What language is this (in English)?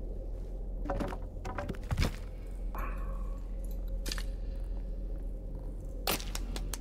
German